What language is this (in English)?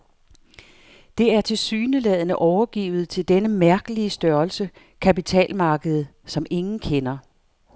Danish